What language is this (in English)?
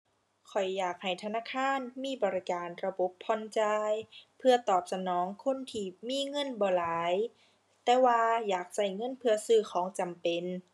Thai